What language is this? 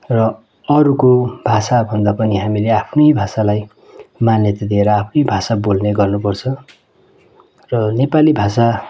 Nepali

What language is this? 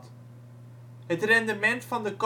Dutch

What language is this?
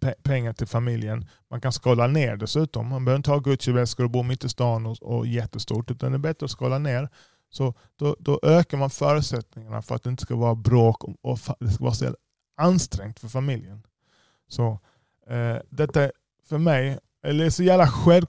Swedish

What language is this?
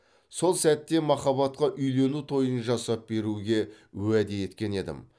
Kazakh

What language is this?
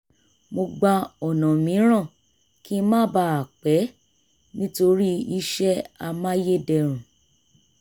Yoruba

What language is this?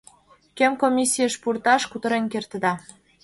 Mari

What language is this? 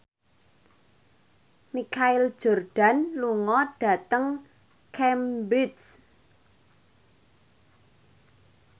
Javanese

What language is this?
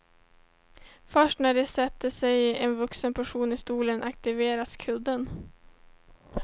Swedish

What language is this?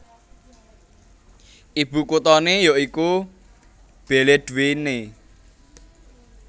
Javanese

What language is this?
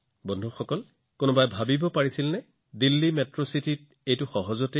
Assamese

